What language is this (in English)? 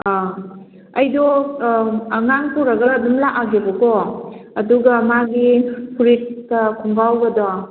Manipuri